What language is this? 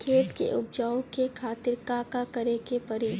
Bhojpuri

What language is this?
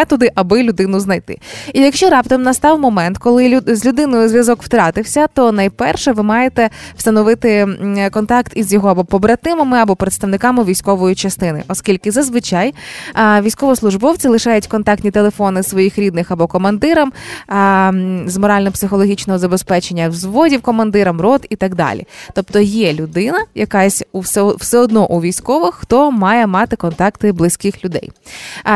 Ukrainian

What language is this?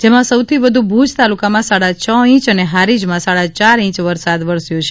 Gujarati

